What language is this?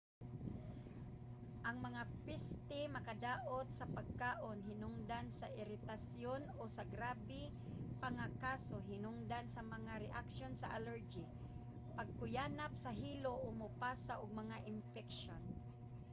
Cebuano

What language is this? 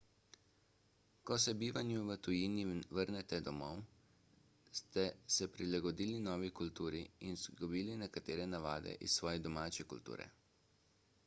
Slovenian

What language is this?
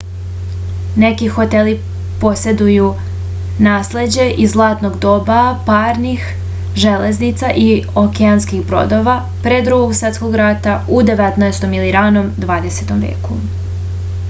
Serbian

